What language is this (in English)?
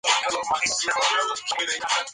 Spanish